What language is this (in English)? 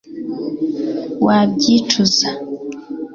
Kinyarwanda